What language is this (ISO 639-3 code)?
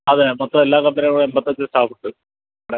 mal